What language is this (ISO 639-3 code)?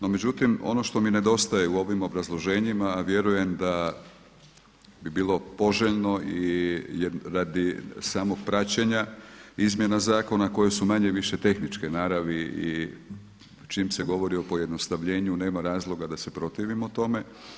hrv